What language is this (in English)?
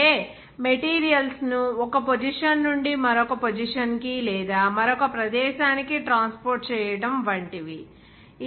Telugu